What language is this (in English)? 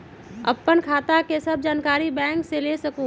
Magahi